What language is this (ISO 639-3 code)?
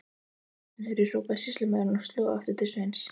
isl